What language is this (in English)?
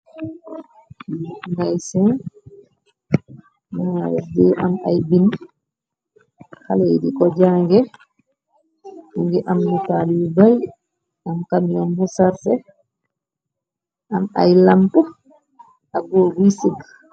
Wolof